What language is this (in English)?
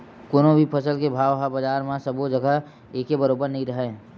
Chhattisgarhi